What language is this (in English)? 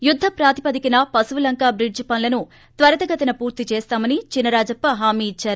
Telugu